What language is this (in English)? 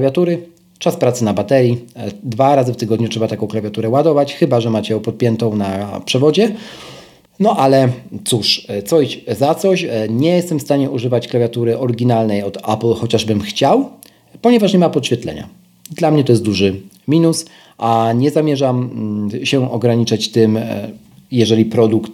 Polish